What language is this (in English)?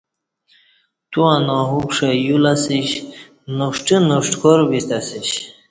Kati